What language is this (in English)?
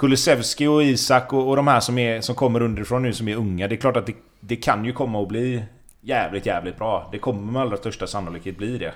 Swedish